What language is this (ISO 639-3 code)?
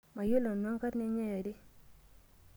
mas